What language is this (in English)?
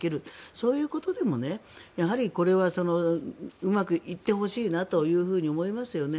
Japanese